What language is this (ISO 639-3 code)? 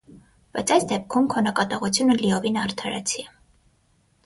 hye